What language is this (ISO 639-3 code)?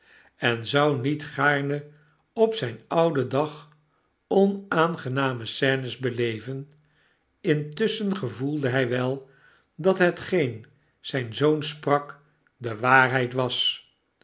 nld